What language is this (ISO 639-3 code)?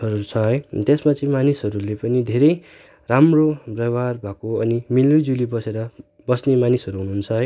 nep